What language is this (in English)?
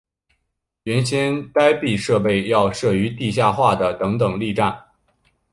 Chinese